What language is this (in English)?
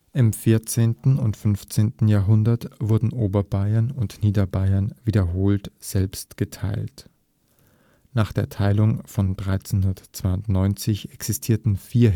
German